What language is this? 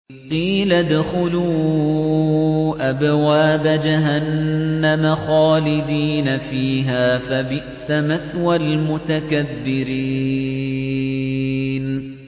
Arabic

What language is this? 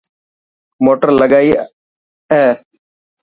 Dhatki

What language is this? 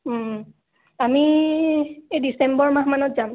Assamese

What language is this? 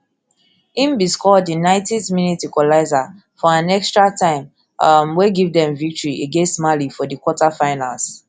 Nigerian Pidgin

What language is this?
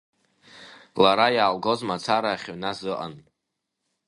Abkhazian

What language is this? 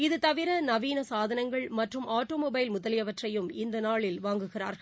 Tamil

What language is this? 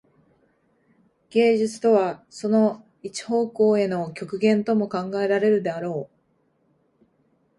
Japanese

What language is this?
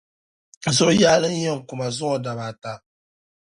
Dagbani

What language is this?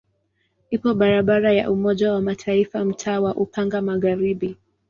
Swahili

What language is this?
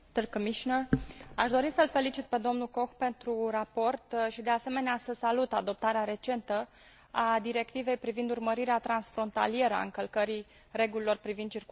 Romanian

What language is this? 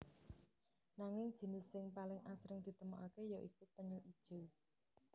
Javanese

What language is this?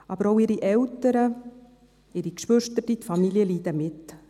Swiss German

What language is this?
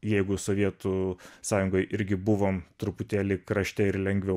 Lithuanian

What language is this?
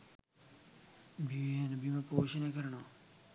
Sinhala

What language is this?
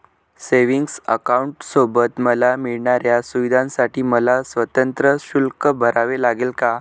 Marathi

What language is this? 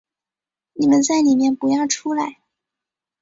Chinese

